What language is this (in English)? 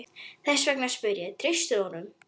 Icelandic